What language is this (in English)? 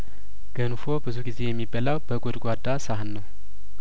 Amharic